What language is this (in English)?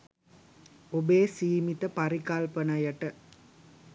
Sinhala